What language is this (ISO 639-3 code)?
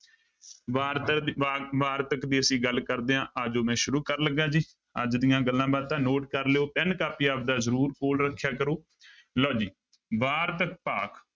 pan